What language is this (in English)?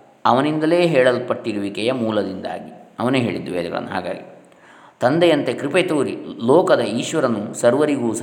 Kannada